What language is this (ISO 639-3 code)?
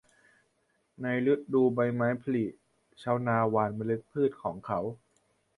tha